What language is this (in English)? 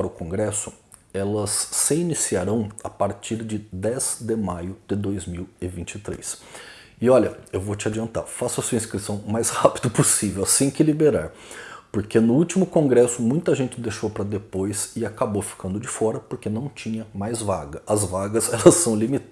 Portuguese